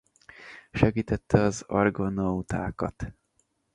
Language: Hungarian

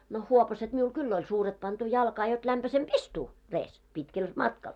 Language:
Finnish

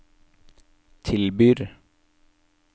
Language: Norwegian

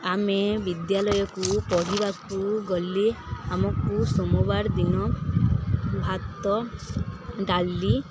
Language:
Odia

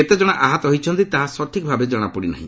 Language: Odia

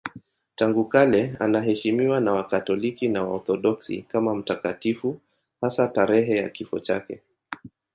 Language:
Swahili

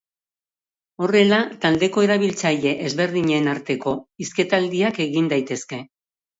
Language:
Basque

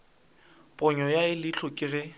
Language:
Northern Sotho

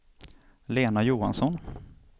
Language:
Swedish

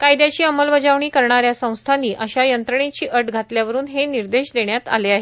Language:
Marathi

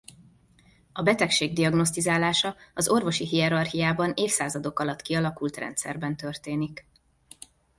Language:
Hungarian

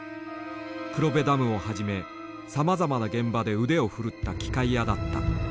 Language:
Japanese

